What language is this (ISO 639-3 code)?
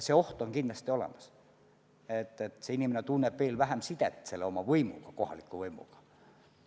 est